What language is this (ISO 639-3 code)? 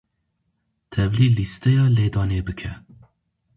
kur